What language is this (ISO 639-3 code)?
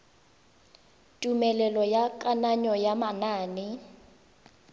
tsn